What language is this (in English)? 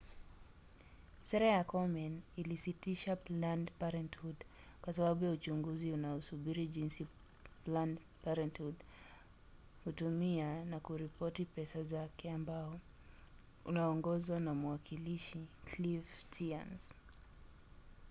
Swahili